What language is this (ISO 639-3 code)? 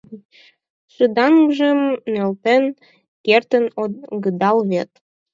chm